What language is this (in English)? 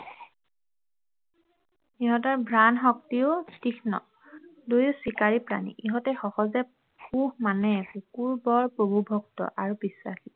Assamese